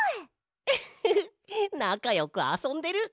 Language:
Japanese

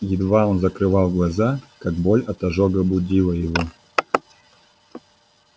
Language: Russian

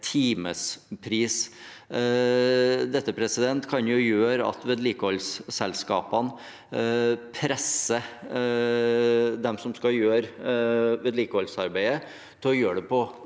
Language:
Norwegian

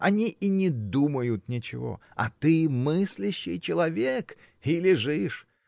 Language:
Russian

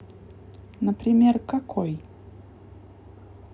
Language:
Russian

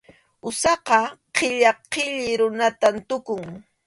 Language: Arequipa-La Unión Quechua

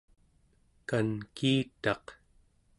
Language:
Central Yupik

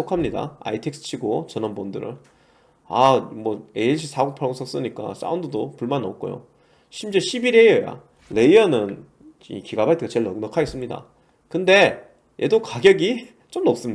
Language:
Korean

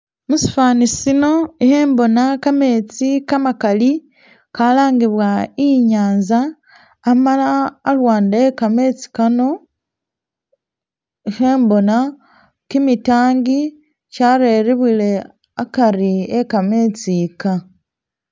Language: Masaaba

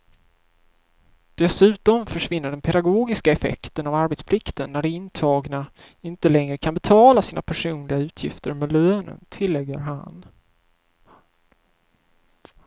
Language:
Swedish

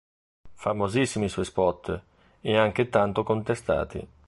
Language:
Italian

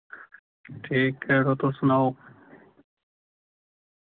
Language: Dogri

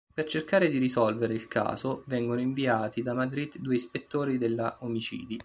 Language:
Italian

